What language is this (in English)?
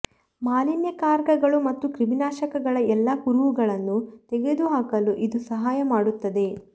Kannada